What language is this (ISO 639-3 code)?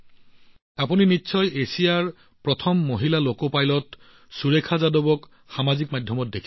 asm